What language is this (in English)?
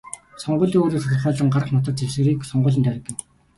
Mongolian